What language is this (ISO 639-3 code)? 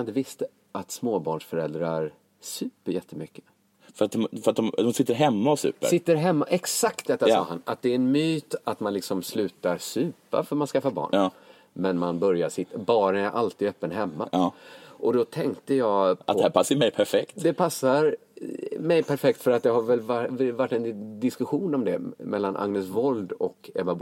swe